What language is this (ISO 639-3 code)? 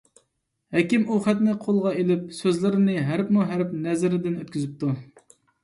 uig